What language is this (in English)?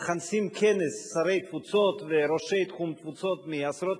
Hebrew